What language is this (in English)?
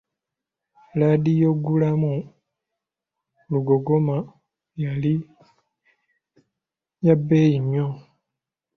Ganda